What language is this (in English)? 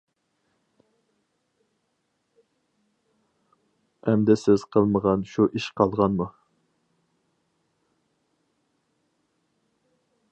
Uyghur